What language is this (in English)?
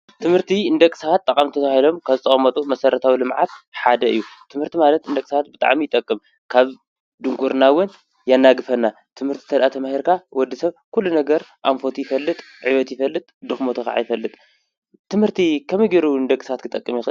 Tigrinya